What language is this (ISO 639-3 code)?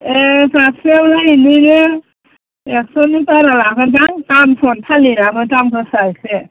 brx